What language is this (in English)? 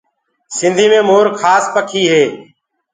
Gurgula